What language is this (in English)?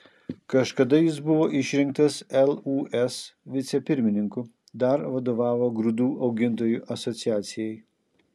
Lithuanian